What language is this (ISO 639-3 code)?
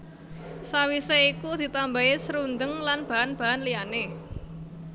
jav